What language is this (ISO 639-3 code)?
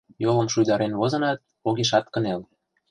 chm